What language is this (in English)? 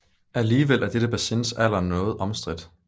Danish